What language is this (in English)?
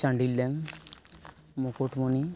Santali